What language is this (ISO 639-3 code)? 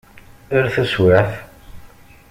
kab